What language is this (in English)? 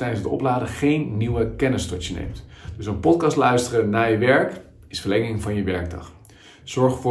Dutch